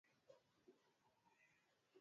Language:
Swahili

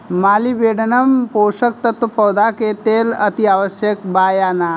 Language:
Bhojpuri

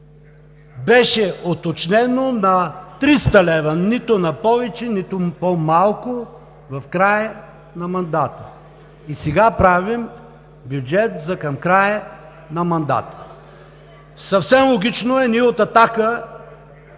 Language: Bulgarian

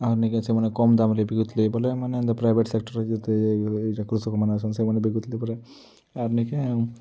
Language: Odia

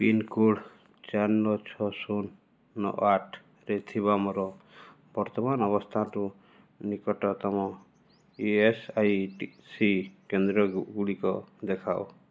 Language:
Odia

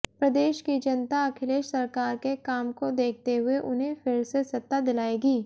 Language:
Hindi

